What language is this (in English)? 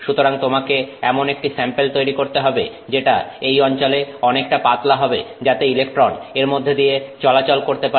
Bangla